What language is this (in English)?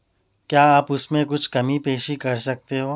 Urdu